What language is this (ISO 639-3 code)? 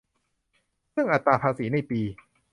tha